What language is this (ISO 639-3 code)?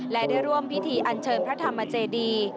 tha